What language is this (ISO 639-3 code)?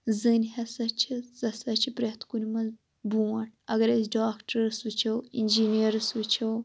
kas